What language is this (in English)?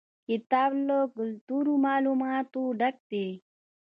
Pashto